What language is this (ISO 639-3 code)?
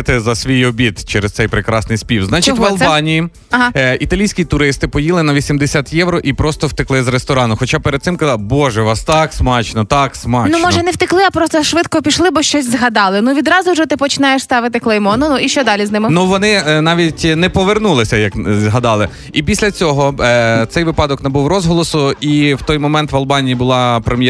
ukr